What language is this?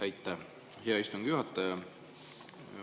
Estonian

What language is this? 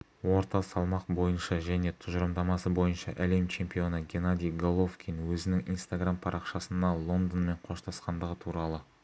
Kazakh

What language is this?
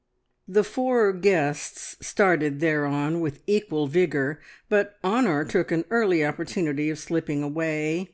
English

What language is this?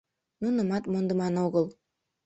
Mari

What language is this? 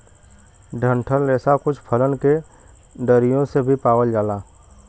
Bhojpuri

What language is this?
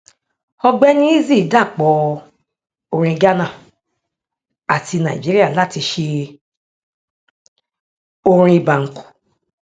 Yoruba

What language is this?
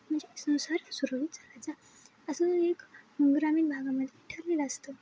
Marathi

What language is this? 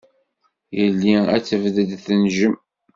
Kabyle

